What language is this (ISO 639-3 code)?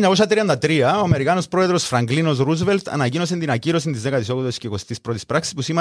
ell